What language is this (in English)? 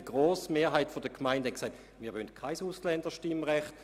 Swiss German